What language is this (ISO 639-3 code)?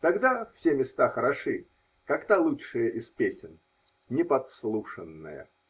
rus